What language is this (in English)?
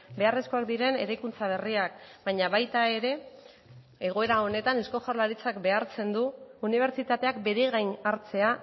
Basque